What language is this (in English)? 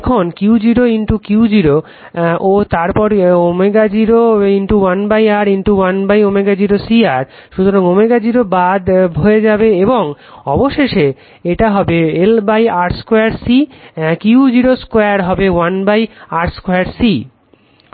Bangla